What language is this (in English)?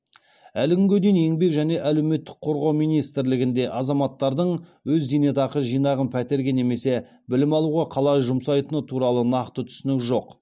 Kazakh